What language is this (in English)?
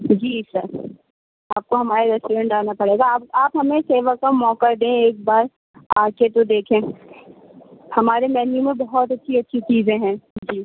Urdu